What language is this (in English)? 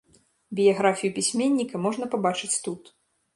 Belarusian